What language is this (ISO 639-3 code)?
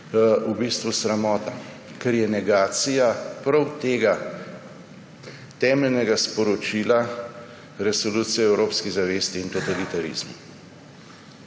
slv